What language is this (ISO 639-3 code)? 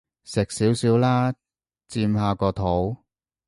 yue